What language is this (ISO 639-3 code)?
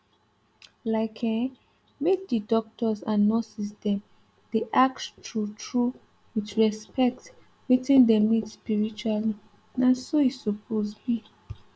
pcm